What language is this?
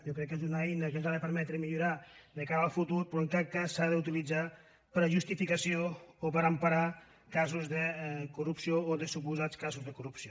Catalan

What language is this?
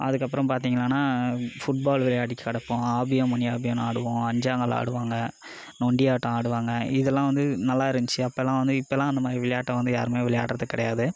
Tamil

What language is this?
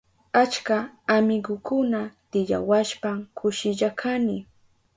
Southern Pastaza Quechua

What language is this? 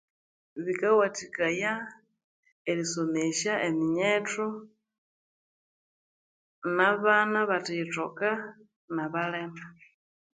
Konzo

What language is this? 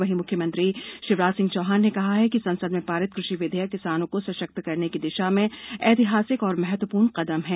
Hindi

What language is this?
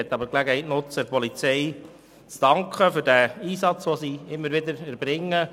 Swiss German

